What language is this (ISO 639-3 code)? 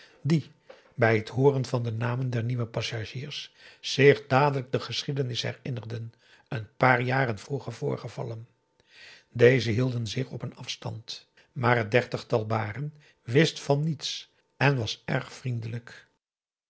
nld